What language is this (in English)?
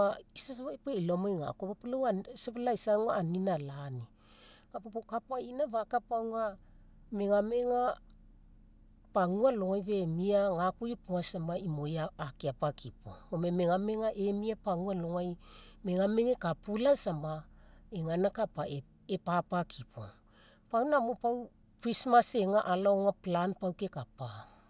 Mekeo